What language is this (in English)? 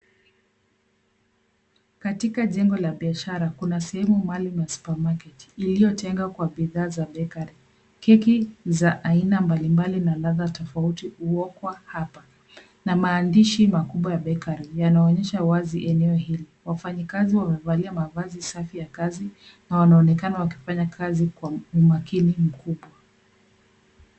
Swahili